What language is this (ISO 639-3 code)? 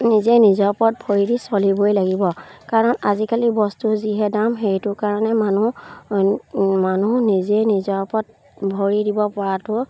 asm